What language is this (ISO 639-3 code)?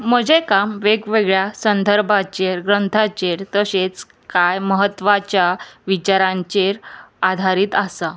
kok